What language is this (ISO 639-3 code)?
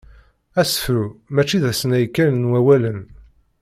kab